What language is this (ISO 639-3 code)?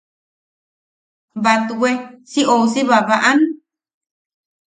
yaq